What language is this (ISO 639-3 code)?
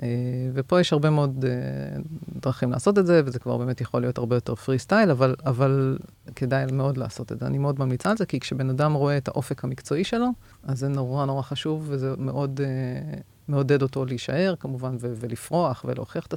heb